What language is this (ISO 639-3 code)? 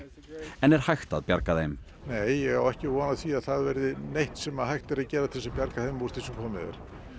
isl